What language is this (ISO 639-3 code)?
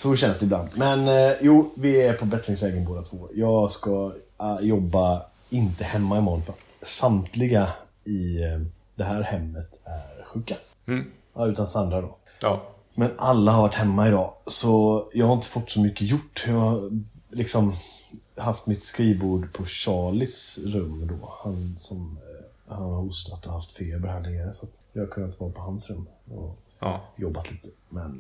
swe